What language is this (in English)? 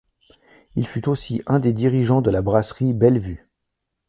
French